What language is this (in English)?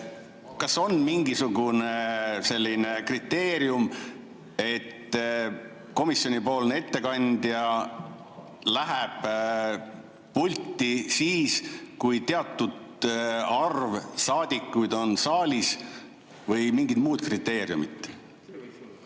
Estonian